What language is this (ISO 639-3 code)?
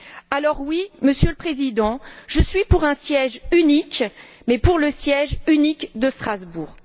fra